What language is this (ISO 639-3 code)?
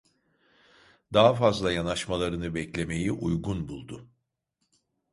tur